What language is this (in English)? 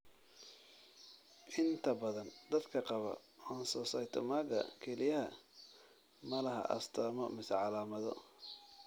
Somali